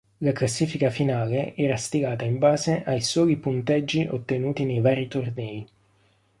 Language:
Italian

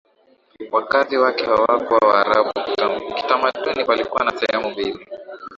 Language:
Swahili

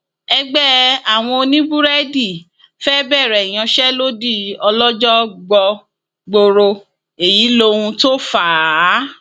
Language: Yoruba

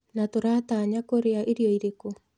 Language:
Kikuyu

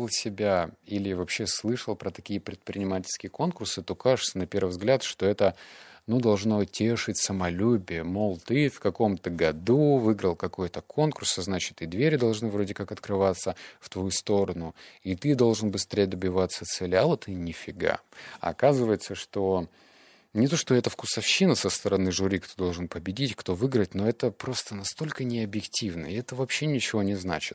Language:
Russian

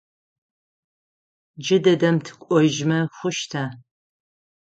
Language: Adyghe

